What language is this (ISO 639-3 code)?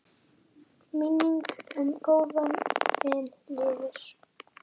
isl